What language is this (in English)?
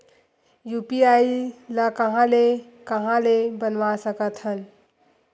Chhattisgarhi